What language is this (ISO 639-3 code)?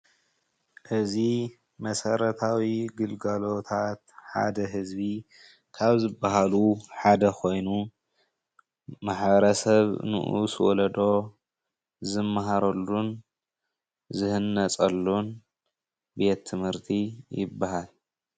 tir